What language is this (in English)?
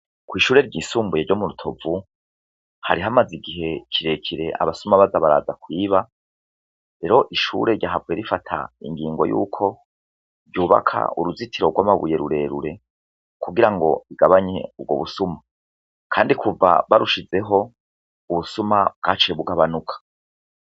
Rundi